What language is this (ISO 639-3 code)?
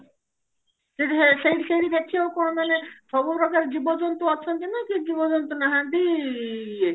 ori